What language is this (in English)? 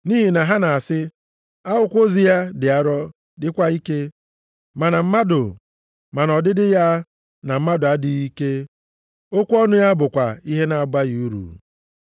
Igbo